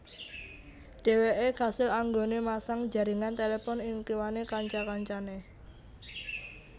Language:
Javanese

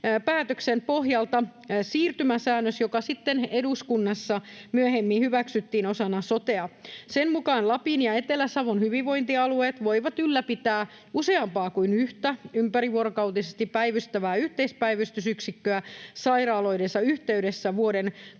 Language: Finnish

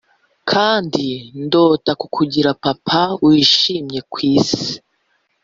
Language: Kinyarwanda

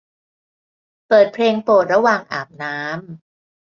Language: Thai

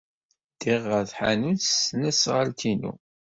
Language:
Kabyle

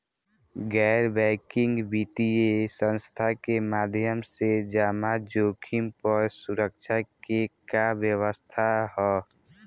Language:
Bhojpuri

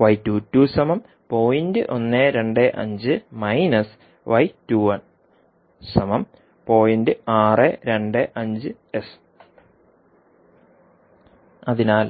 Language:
Malayalam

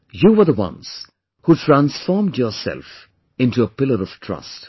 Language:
English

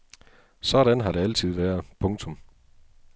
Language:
Danish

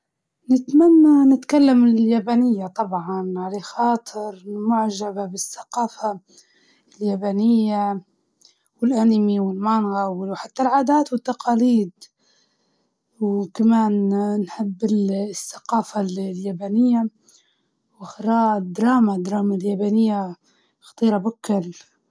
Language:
Libyan Arabic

